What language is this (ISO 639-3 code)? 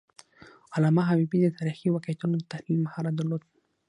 pus